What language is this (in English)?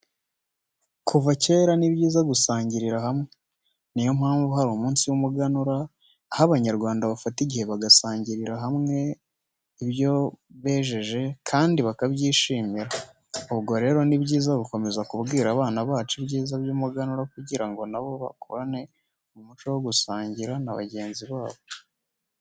Kinyarwanda